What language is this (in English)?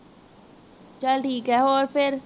Punjabi